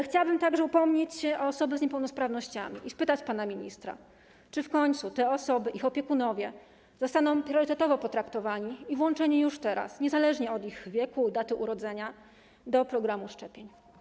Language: Polish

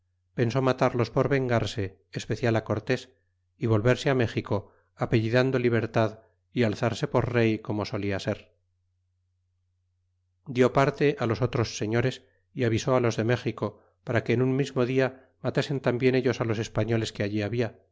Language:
Spanish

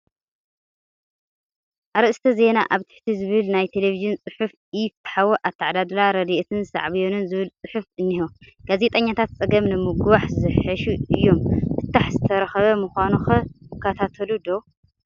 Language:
Tigrinya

